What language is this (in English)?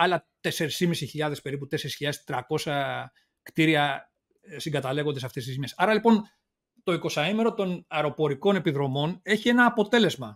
Greek